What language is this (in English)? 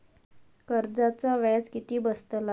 Marathi